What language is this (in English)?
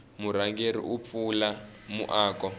Tsonga